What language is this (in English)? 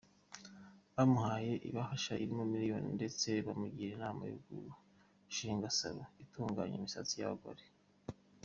Kinyarwanda